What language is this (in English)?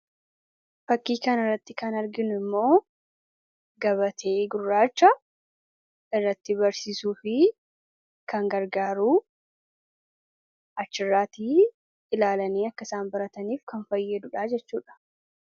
Oromo